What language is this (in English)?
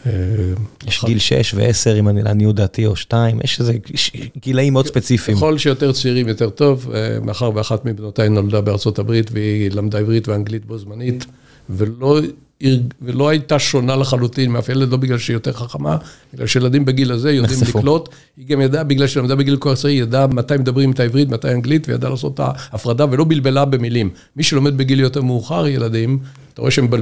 Hebrew